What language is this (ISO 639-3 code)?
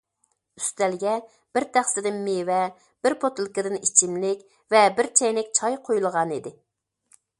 uig